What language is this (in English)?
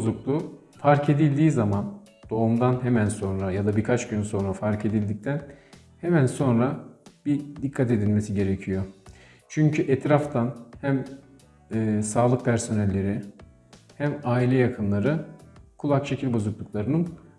Turkish